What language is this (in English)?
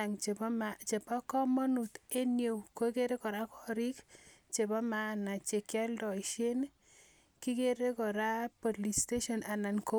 Kalenjin